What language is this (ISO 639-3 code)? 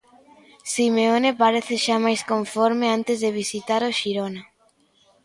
glg